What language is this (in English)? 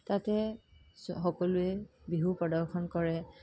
Assamese